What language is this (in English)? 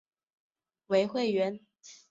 Chinese